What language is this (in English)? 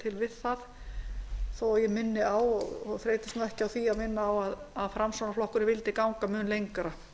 Icelandic